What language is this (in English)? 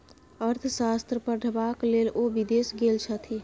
Maithili